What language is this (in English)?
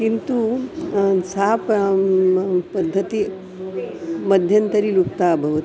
Sanskrit